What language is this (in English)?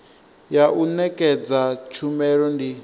Venda